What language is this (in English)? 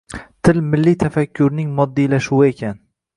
Uzbek